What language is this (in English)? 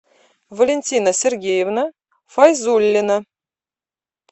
Russian